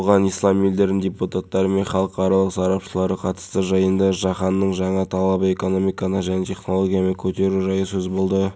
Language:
Kazakh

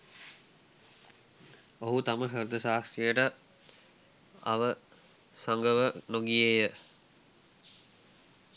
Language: Sinhala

